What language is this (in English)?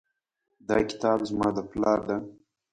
Pashto